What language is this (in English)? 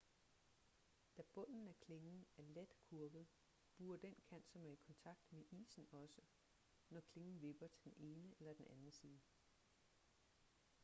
Danish